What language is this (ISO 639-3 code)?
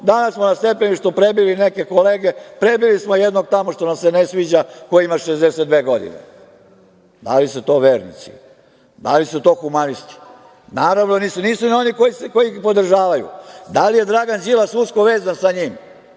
srp